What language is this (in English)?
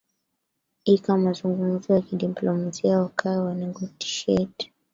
Swahili